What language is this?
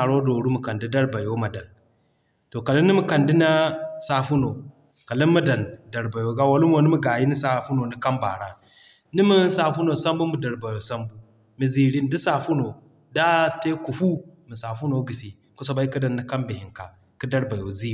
Zarma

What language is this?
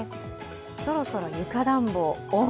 Japanese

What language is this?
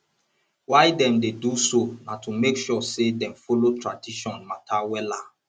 Nigerian Pidgin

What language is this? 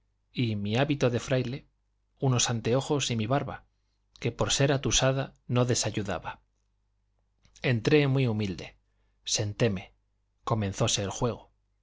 Spanish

